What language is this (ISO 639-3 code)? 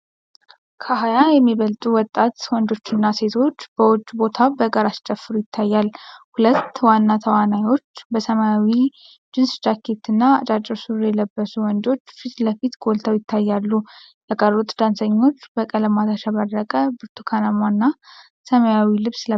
amh